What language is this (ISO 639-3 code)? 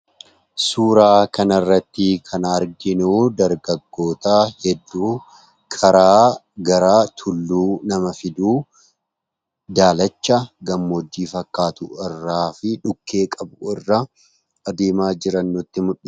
orm